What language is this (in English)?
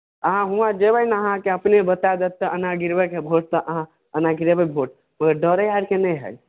Maithili